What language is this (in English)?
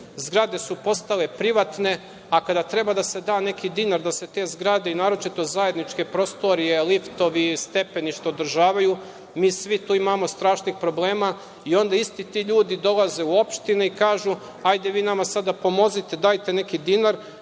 Serbian